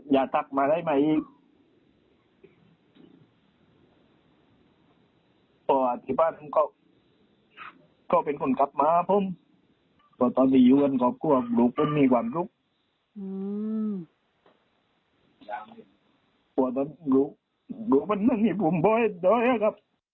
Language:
Thai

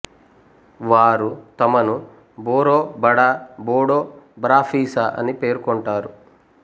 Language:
Telugu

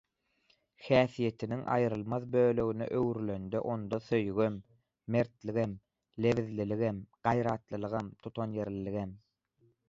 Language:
Turkmen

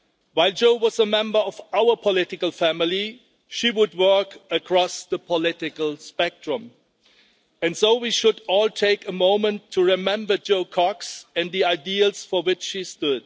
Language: English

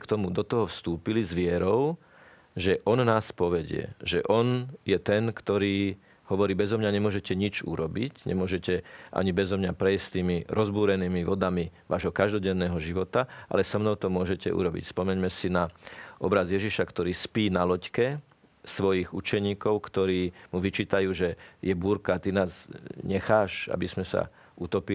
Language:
Slovak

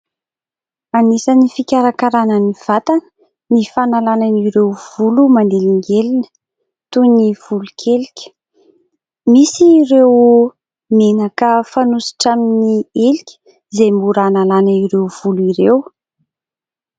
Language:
Malagasy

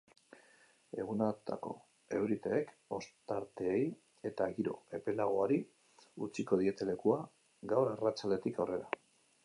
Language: Basque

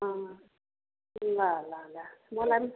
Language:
Nepali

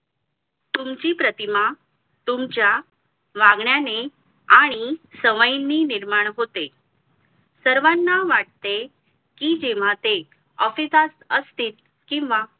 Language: Marathi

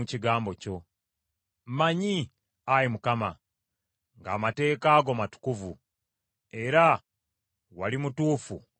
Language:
Ganda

